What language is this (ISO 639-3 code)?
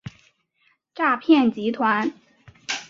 zho